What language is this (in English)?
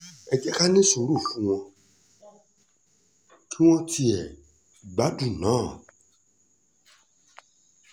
Yoruba